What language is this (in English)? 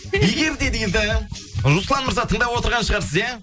Kazakh